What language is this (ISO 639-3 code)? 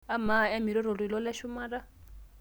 mas